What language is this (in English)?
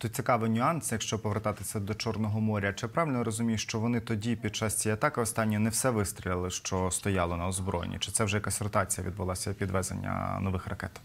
Ukrainian